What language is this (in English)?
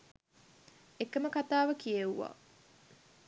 Sinhala